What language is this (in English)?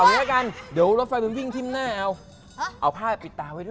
Thai